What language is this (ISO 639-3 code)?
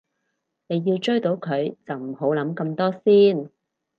yue